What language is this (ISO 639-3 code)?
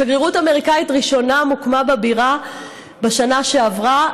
heb